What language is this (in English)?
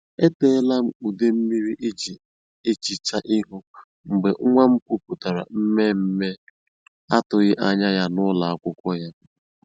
Igbo